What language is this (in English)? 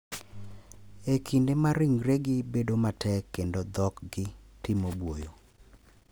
Luo (Kenya and Tanzania)